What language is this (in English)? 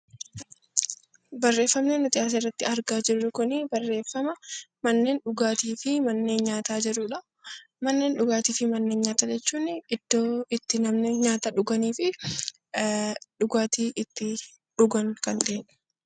Oromo